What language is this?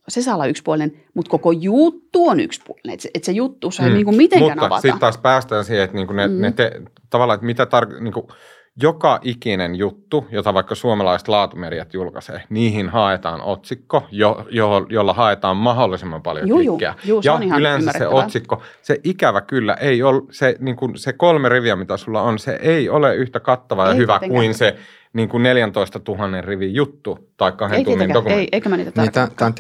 Finnish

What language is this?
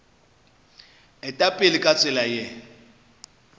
Northern Sotho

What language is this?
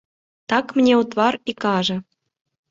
Belarusian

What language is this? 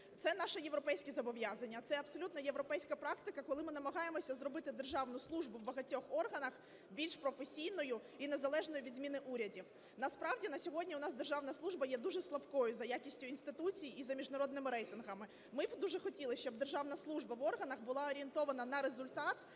Ukrainian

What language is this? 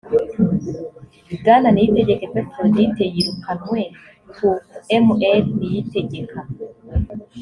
Kinyarwanda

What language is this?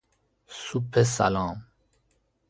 Persian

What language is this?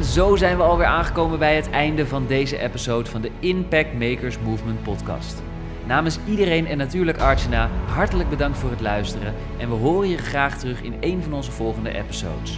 Dutch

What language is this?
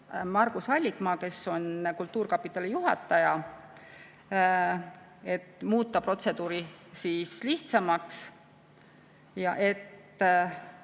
Estonian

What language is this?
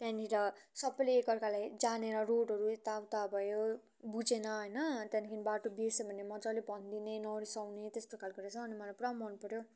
Nepali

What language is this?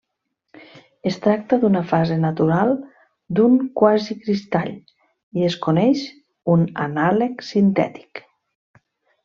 Catalan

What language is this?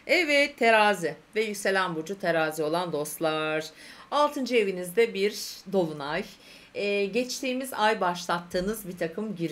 Turkish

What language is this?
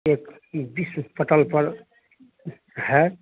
Hindi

